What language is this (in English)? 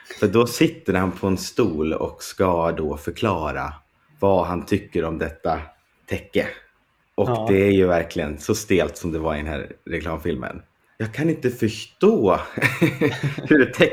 Swedish